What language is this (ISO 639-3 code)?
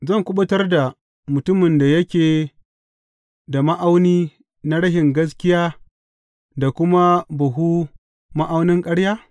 hau